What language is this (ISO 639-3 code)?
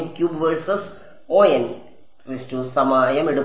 mal